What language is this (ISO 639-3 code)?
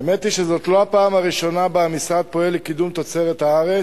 heb